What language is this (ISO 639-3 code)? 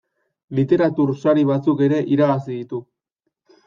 eus